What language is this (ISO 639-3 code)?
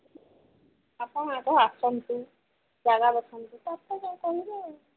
ori